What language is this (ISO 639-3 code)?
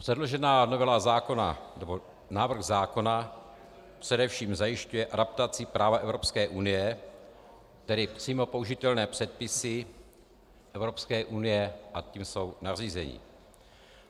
ces